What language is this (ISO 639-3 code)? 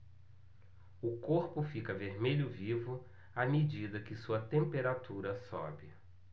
por